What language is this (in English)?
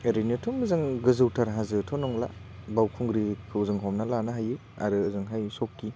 Bodo